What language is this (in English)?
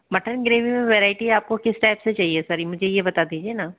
Hindi